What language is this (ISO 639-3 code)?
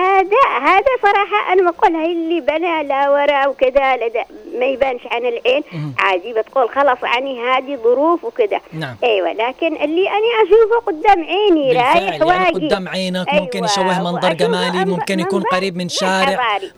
ara